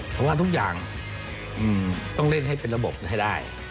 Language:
Thai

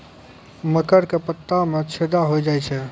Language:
Maithili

